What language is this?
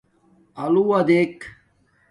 Domaaki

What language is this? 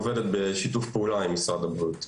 Hebrew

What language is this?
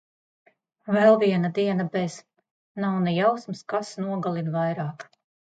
Latvian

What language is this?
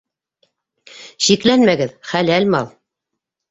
Bashkir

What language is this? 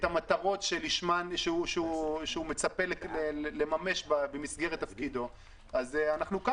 Hebrew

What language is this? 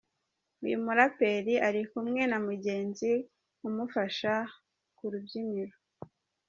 Kinyarwanda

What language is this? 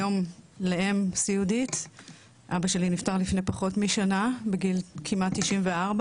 Hebrew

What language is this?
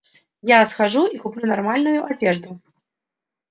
Russian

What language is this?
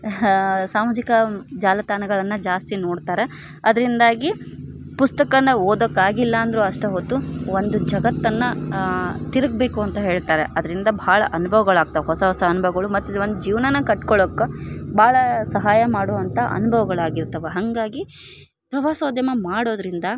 Kannada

